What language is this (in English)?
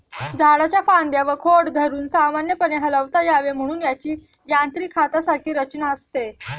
Marathi